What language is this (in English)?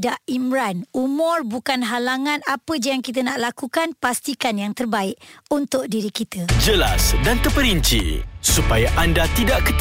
Malay